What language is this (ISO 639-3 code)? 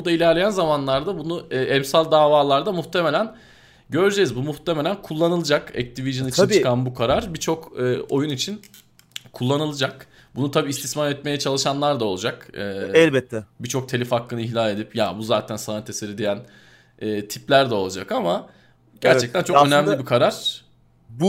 tur